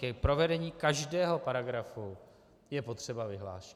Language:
Czech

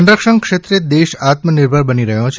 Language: Gujarati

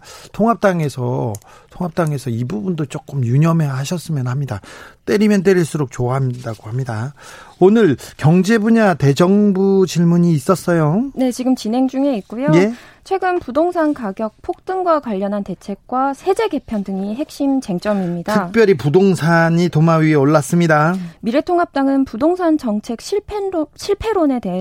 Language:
Korean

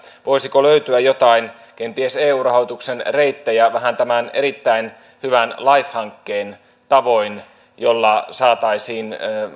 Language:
Finnish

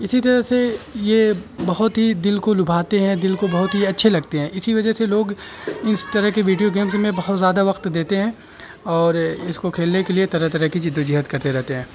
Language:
Urdu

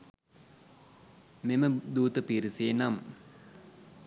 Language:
Sinhala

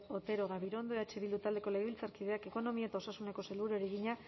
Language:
Basque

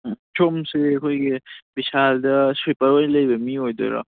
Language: Manipuri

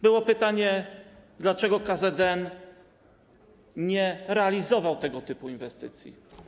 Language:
Polish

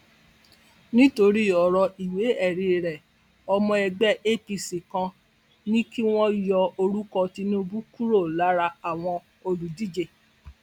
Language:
Yoruba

